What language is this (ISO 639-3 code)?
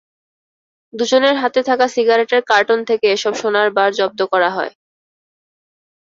ben